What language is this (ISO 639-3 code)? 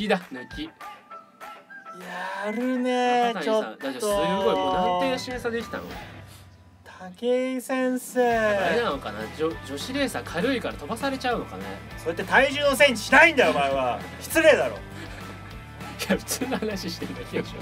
jpn